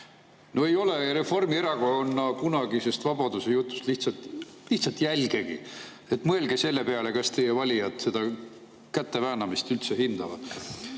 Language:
Estonian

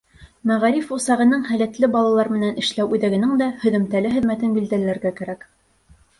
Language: Bashkir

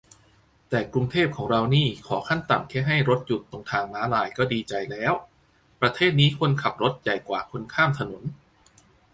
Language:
Thai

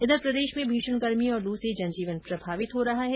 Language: Hindi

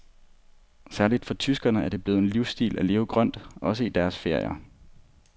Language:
Danish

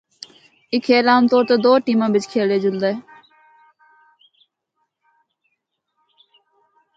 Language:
Northern Hindko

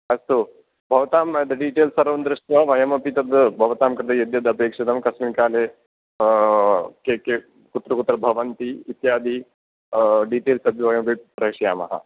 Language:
Sanskrit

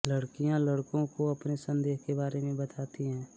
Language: Hindi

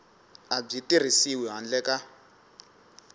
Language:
Tsonga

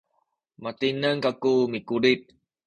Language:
Sakizaya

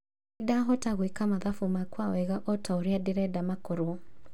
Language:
Kikuyu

